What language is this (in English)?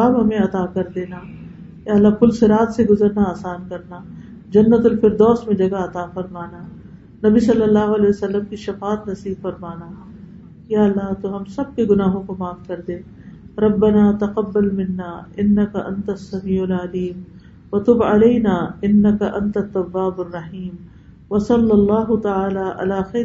Urdu